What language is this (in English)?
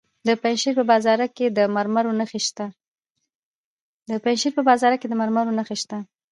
Pashto